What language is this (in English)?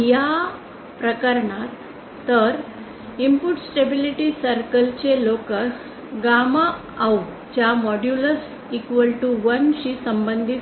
Marathi